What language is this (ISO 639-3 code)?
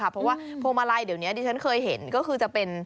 tha